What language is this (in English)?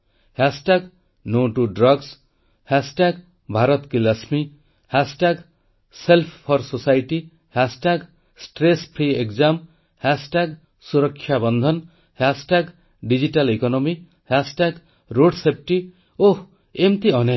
Odia